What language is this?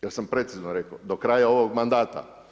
Croatian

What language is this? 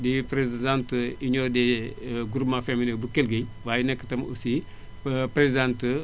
Wolof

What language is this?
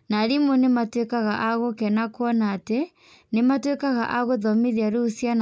Kikuyu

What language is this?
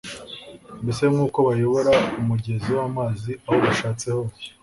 Kinyarwanda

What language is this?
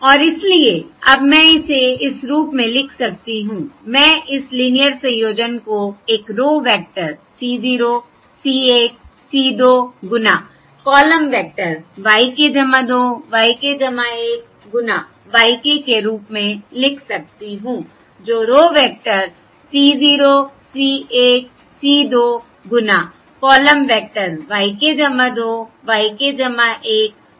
Hindi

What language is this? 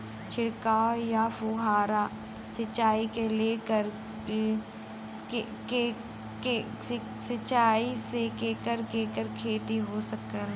Bhojpuri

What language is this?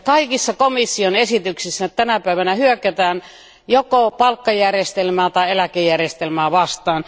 Finnish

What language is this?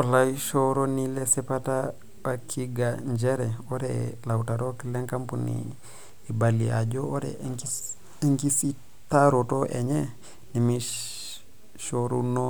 Masai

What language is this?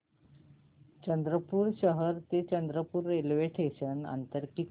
Marathi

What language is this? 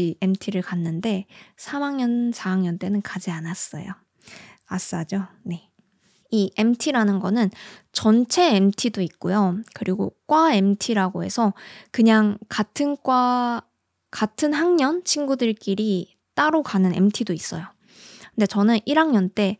Korean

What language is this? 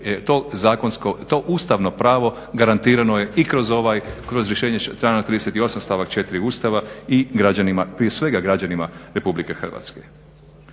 Croatian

